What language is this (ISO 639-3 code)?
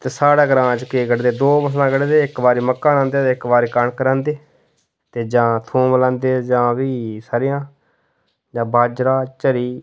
doi